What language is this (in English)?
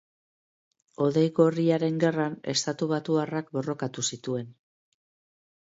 Basque